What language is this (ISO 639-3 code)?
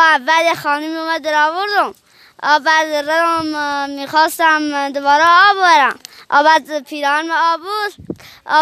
fas